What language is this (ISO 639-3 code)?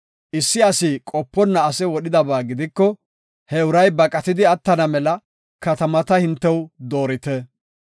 gof